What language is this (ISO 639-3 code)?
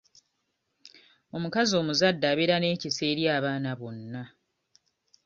lug